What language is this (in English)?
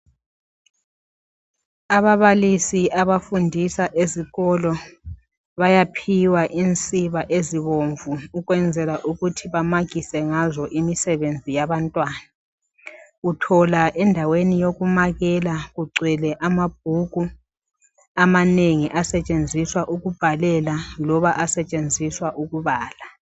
North Ndebele